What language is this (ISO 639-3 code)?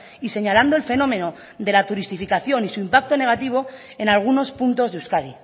spa